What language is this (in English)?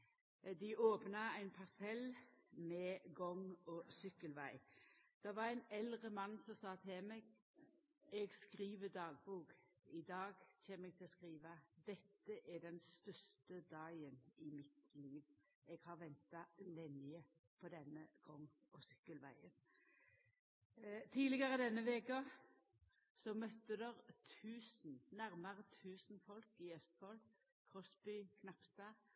Norwegian Nynorsk